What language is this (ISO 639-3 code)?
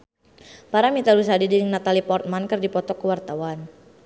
sun